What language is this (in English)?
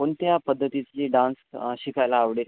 Marathi